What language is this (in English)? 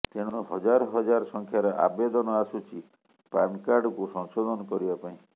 Odia